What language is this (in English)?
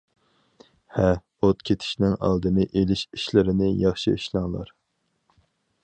Uyghur